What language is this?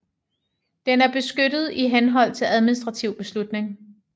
Danish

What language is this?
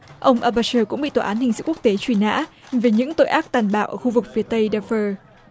Vietnamese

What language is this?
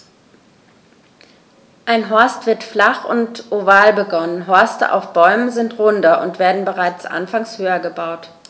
German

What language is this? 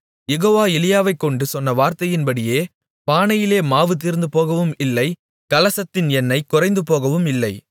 Tamil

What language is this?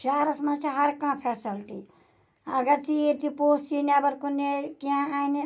Kashmiri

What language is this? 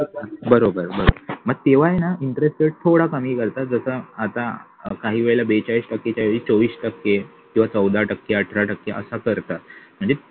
Marathi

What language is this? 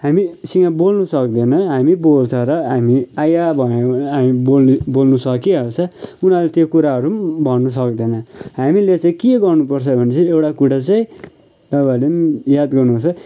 Nepali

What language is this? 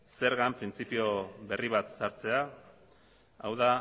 Basque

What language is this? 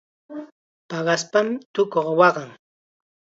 Chiquián Ancash Quechua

